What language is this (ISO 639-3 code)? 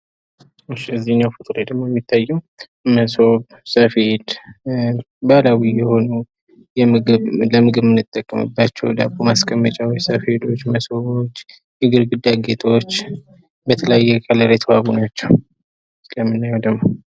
amh